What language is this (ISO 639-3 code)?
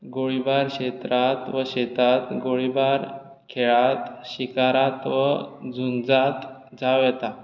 kok